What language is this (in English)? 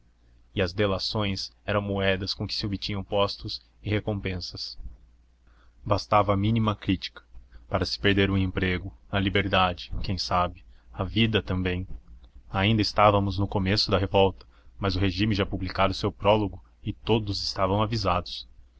Portuguese